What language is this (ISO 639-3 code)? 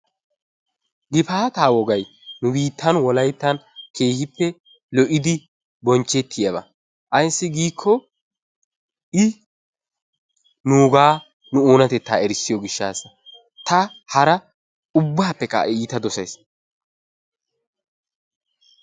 wal